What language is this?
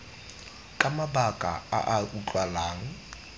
Tswana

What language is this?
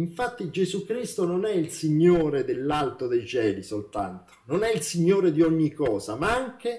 Italian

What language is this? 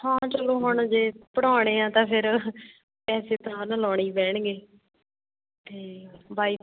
Punjabi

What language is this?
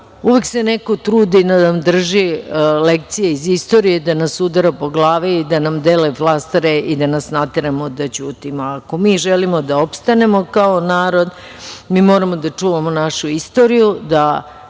Serbian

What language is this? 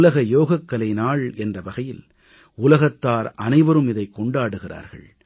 Tamil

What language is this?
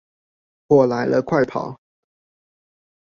Chinese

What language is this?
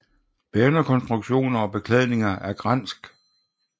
Danish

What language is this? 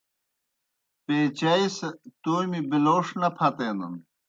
Kohistani Shina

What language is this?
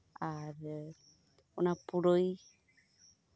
Santali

